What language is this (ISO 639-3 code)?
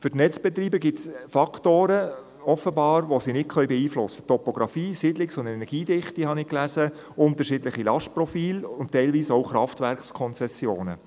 gsw